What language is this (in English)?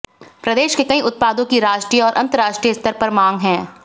Hindi